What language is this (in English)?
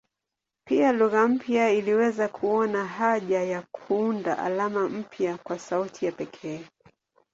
Swahili